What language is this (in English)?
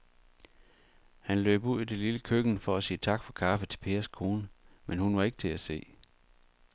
Danish